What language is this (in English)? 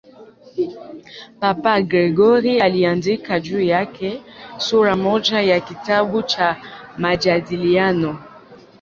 Swahili